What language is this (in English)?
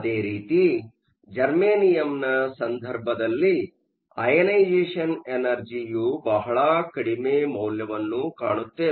Kannada